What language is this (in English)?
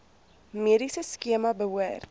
Afrikaans